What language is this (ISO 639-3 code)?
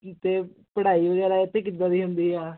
pan